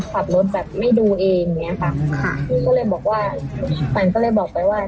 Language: Thai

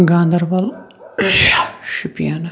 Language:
Kashmiri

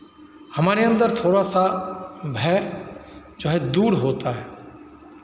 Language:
Hindi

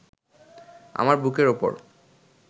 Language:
Bangla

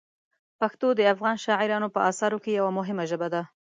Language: Pashto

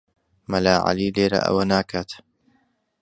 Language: Central Kurdish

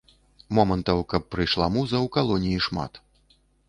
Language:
Belarusian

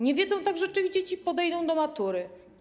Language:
Polish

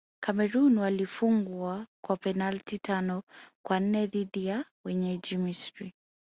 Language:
Swahili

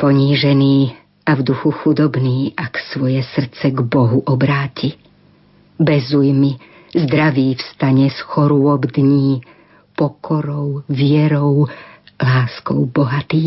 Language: Slovak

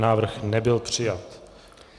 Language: Czech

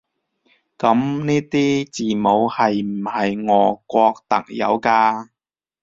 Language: Cantonese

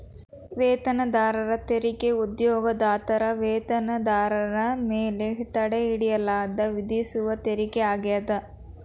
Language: Kannada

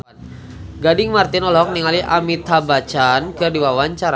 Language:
Sundanese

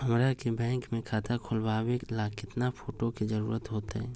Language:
Magahi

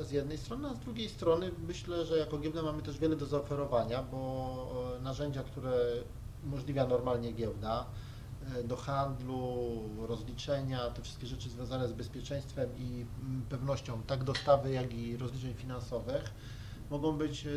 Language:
Polish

